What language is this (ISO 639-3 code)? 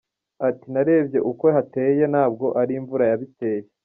kin